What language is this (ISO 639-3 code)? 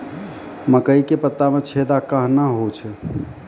mai